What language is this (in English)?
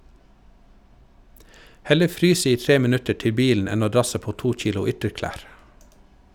Norwegian